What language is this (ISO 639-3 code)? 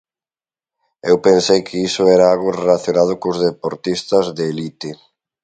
glg